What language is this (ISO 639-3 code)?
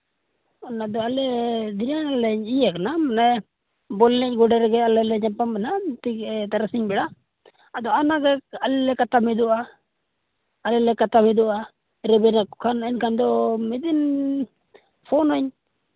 sat